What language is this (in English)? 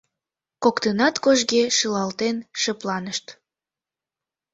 Mari